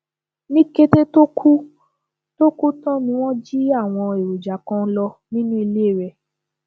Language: Yoruba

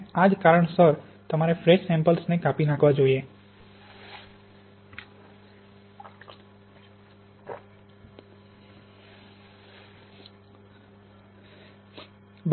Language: Gujarati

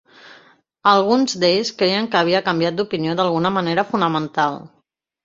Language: Catalan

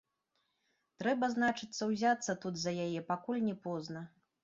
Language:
Belarusian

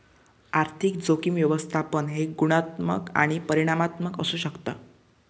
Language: Marathi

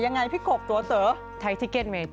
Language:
Thai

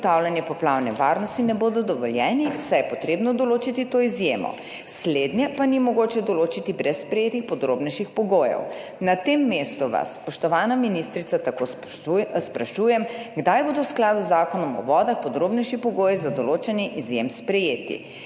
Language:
Slovenian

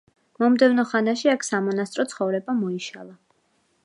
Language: Georgian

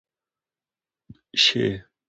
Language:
Pashto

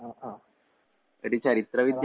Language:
Malayalam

